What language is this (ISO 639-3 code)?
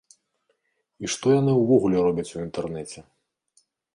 bel